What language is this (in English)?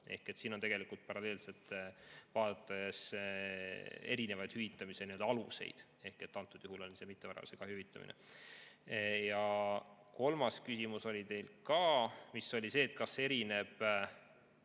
Estonian